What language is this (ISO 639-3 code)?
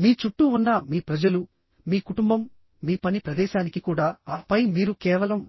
tel